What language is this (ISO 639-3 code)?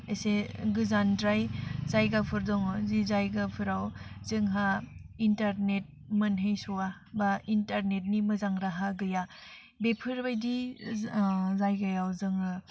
brx